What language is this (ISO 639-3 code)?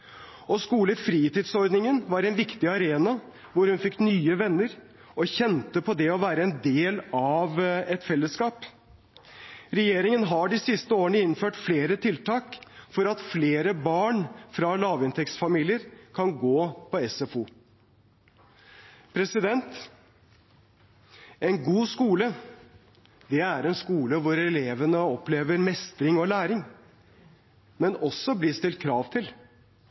nob